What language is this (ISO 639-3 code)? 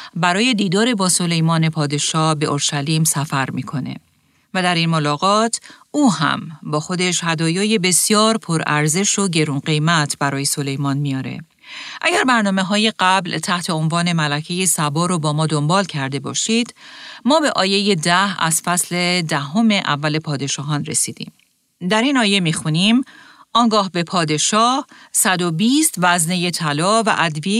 fas